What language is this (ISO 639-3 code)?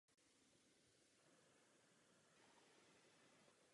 ces